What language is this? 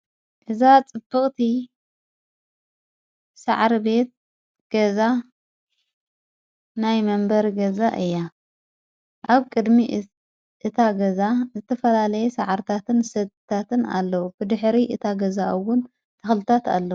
Tigrinya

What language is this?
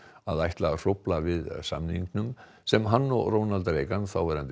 Icelandic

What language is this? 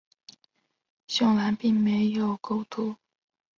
Chinese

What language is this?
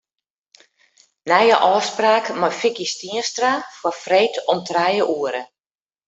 Western Frisian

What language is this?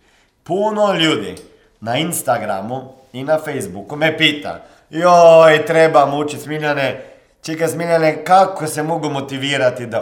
Croatian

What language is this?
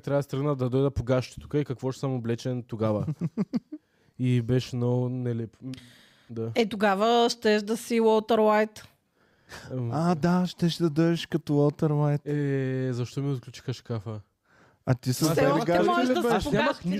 Bulgarian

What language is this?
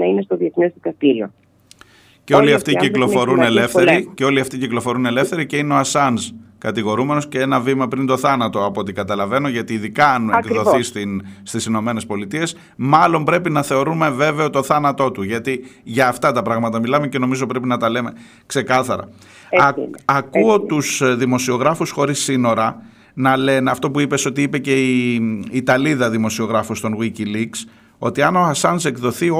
Greek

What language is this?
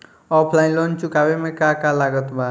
Bhojpuri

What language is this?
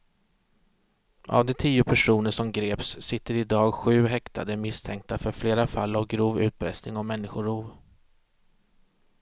Swedish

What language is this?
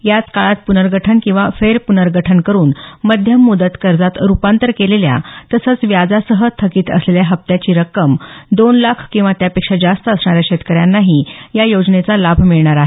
Marathi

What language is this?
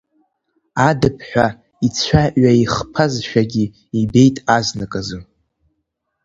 Abkhazian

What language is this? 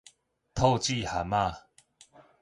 Min Nan Chinese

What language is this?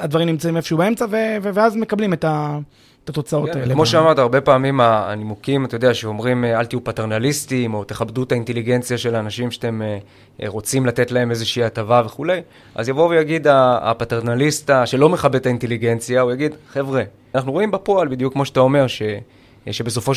Hebrew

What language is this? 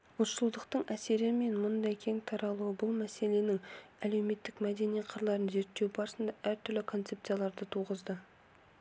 Kazakh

